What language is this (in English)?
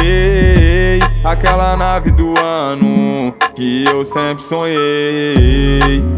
Romanian